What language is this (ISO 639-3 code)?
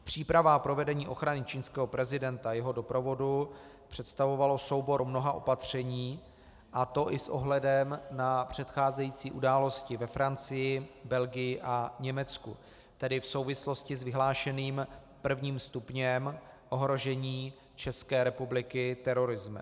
ces